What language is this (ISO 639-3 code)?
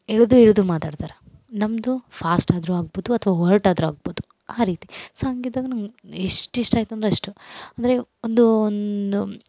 kan